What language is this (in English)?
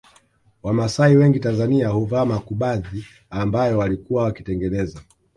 Swahili